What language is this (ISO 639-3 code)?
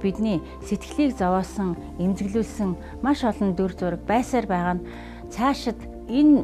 nld